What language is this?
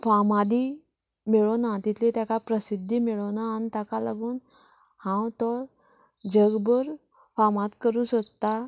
Konkani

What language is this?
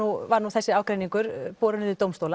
Icelandic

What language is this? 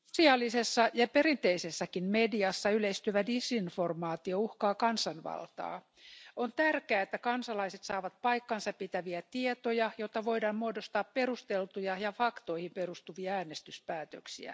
Finnish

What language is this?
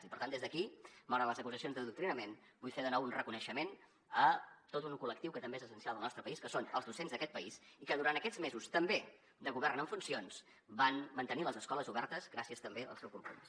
Catalan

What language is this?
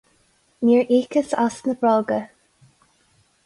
Irish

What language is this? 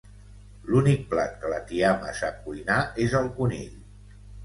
Catalan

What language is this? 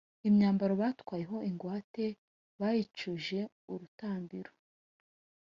Kinyarwanda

